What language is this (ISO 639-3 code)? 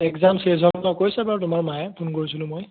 asm